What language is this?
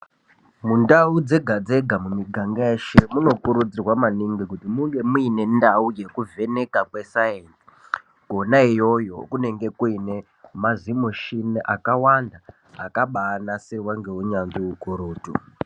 Ndau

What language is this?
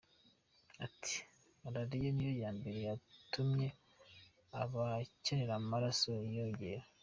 Kinyarwanda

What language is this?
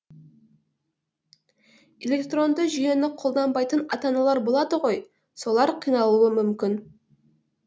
Kazakh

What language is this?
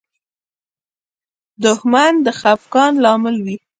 Pashto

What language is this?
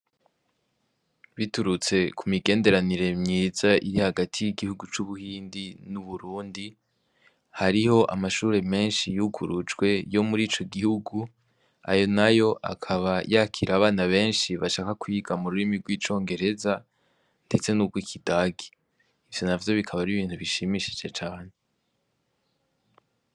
Rundi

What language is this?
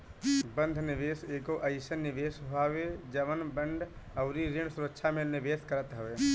Bhojpuri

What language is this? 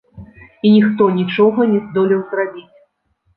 Belarusian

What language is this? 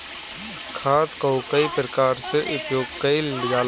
Bhojpuri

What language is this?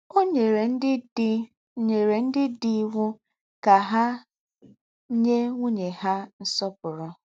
Igbo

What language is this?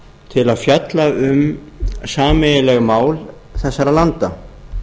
Icelandic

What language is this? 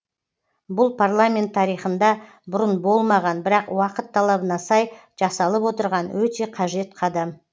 Kazakh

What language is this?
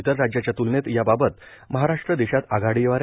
Marathi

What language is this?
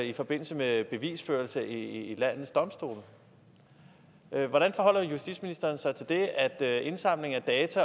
Danish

